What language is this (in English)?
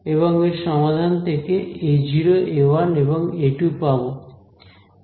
Bangla